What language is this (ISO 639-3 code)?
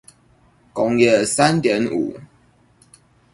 zho